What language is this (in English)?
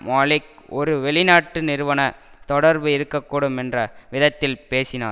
Tamil